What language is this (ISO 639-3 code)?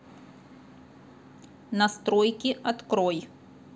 rus